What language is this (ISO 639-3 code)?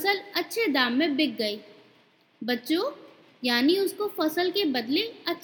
hin